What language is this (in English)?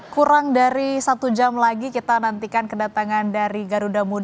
Indonesian